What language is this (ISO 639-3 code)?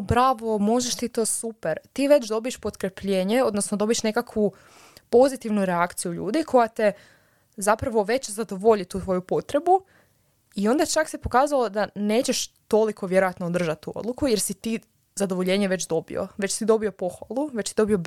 hrv